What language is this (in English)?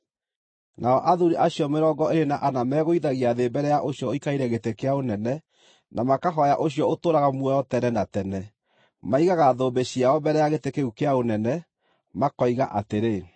Kikuyu